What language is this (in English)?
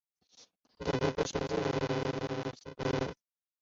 Chinese